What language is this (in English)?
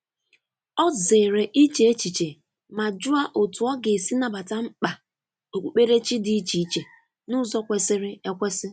Igbo